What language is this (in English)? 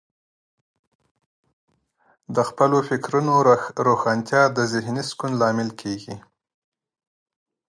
Pashto